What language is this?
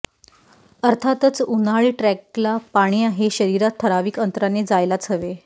Marathi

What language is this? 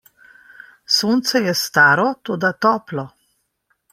Slovenian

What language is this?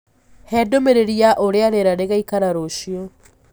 Kikuyu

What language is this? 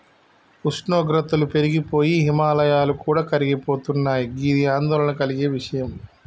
Telugu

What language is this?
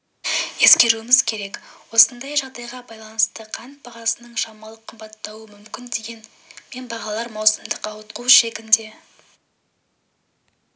Kazakh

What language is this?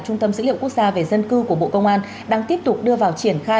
Vietnamese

